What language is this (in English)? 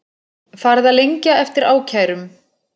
Icelandic